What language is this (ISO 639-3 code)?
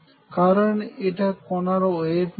ben